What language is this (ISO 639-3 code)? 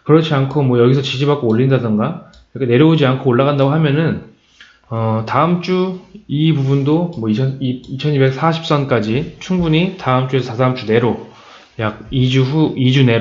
kor